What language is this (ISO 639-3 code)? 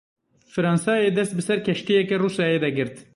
kur